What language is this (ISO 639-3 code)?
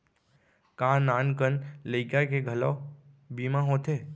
hne